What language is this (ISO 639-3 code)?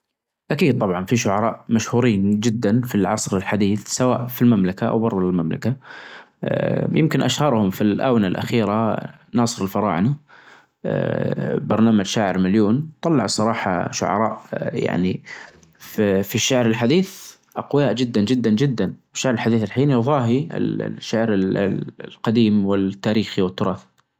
ars